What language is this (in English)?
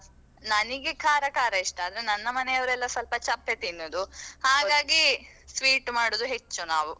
Kannada